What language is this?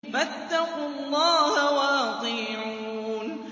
Arabic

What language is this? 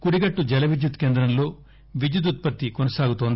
Telugu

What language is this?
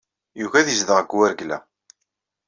Kabyle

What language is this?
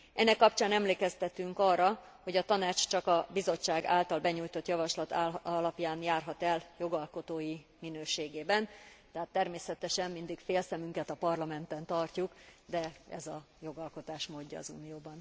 Hungarian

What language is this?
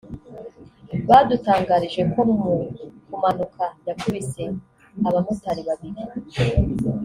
Kinyarwanda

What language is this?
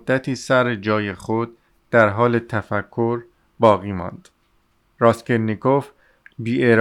Persian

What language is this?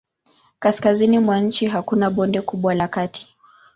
Swahili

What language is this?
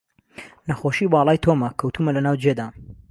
Central Kurdish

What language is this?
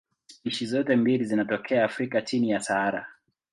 Swahili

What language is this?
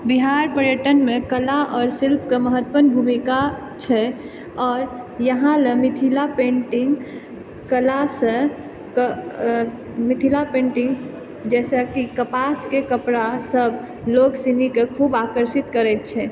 Maithili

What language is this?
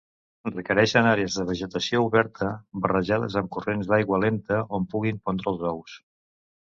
Catalan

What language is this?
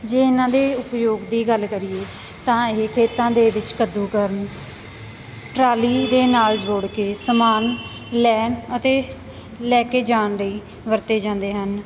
Punjabi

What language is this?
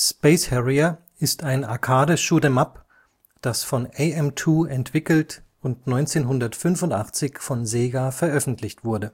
German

